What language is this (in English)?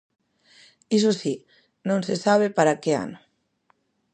Galician